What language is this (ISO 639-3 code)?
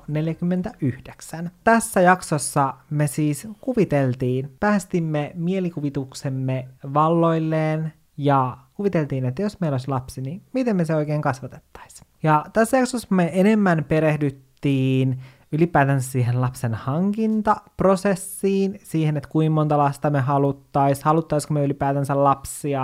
fin